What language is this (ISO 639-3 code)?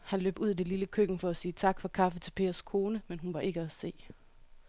dan